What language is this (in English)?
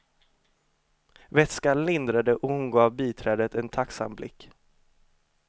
Swedish